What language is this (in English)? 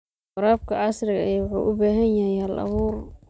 Somali